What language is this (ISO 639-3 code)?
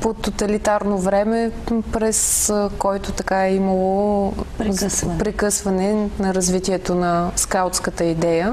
bul